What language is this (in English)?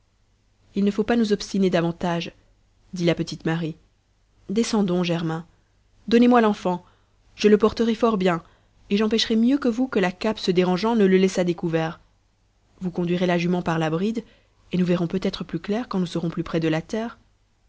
French